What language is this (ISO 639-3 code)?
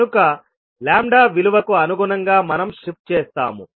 tel